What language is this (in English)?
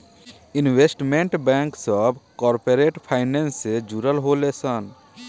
Bhojpuri